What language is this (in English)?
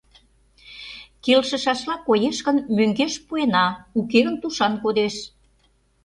Mari